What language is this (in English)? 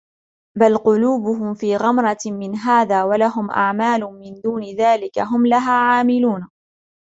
Arabic